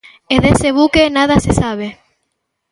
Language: Galician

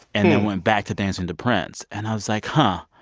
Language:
English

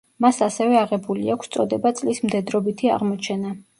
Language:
Georgian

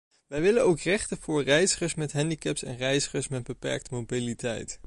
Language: Dutch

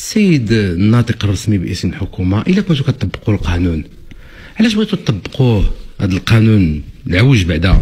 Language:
Arabic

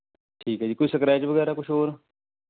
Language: Punjabi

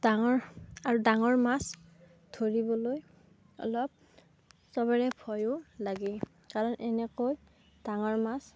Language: Assamese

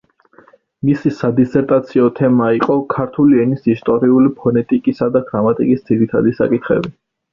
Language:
Georgian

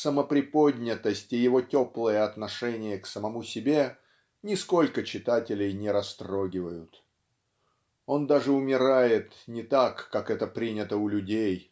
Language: Russian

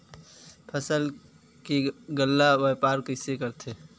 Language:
Chhattisgarhi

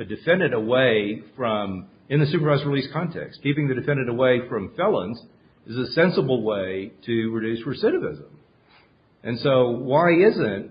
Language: English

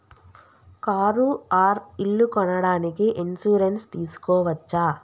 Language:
Telugu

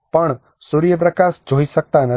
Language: Gujarati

